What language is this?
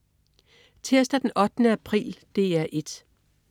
Danish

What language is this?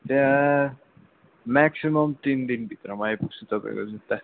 Nepali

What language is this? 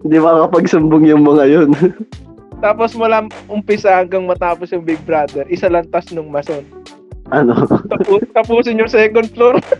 Filipino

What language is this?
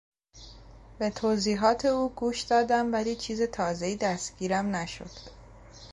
Persian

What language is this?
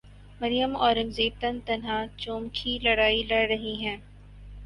Urdu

